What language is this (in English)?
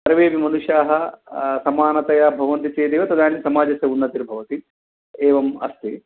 Sanskrit